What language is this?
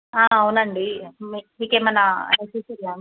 Telugu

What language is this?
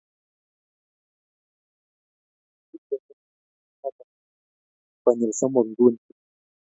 Kalenjin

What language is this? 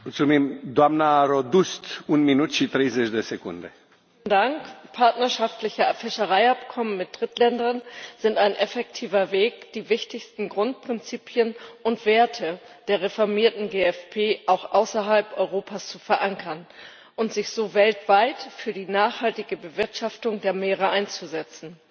German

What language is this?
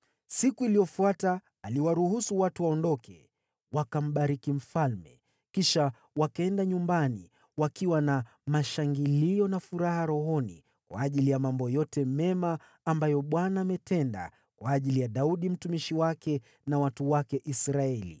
Swahili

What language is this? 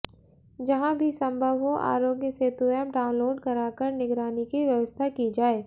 Hindi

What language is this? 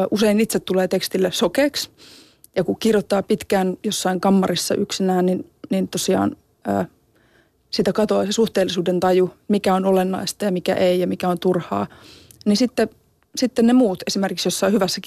Finnish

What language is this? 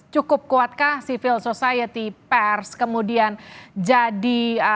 Indonesian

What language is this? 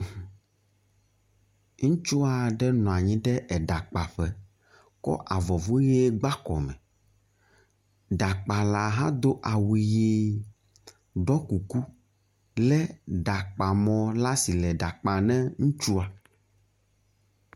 Ewe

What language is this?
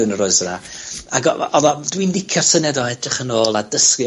Welsh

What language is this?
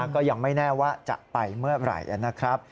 Thai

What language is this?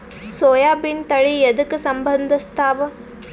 Kannada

